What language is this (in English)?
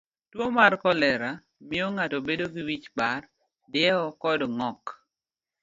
Luo (Kenya and Tanzania)